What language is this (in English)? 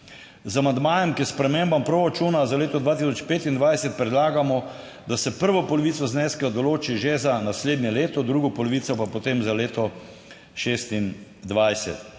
Slovenian